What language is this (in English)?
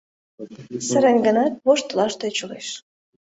Mari